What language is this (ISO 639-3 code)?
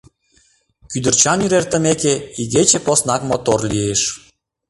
chm